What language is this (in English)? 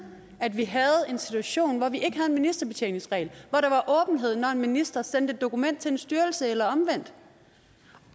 Danish